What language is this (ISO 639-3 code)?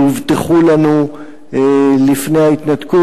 heb